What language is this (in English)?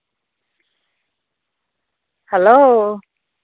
Santali